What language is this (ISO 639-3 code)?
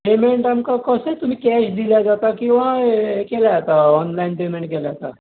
kok